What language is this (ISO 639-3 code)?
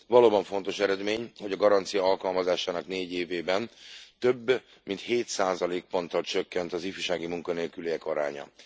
hun